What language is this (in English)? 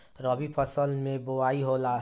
Bhojpuri